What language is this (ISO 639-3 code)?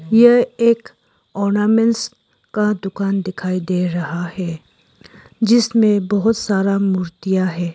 hin